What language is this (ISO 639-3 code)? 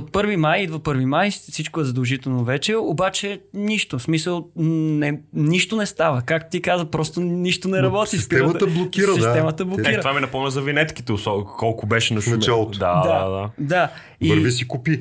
bul